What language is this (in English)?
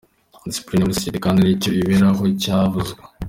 Kinyarwanda